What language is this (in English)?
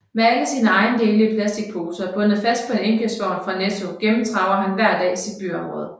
Danish